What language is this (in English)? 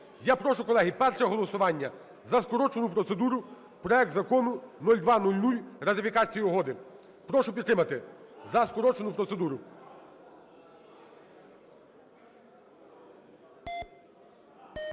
Ukrainian